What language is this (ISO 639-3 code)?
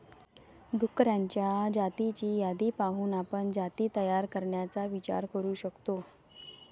mar